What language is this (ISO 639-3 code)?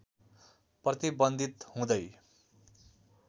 nep